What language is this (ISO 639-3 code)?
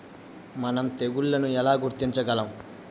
tel